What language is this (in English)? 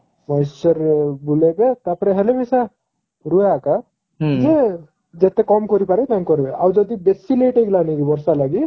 Odia